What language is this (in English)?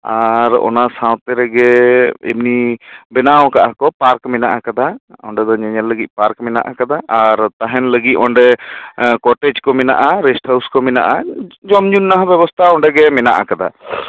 Santali